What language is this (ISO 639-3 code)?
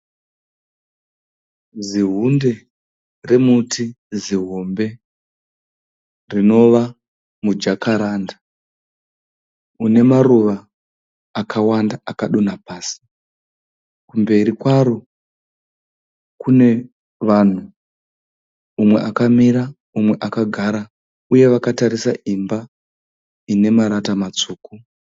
sna